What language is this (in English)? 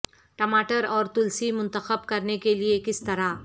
Urdu